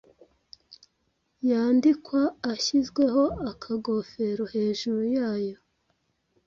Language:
Kinyarwanda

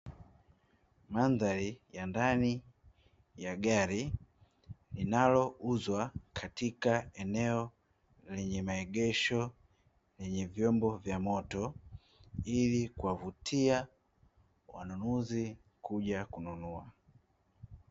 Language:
Swahili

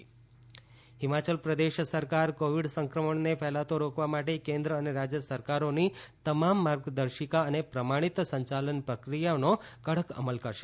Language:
Gujarati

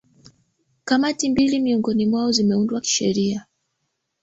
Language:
Swahili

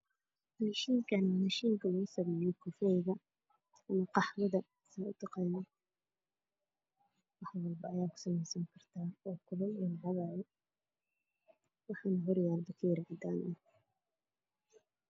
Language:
Somali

